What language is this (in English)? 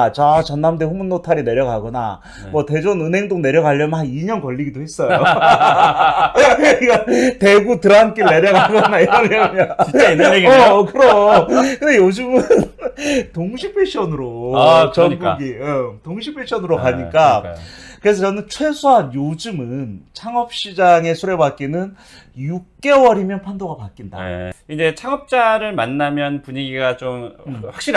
Korean